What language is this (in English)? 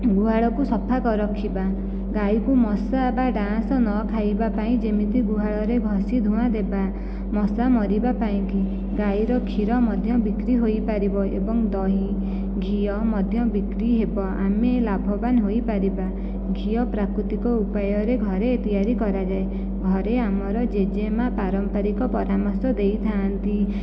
Odia